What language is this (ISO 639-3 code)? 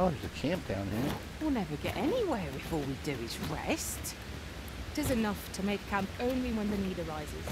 eng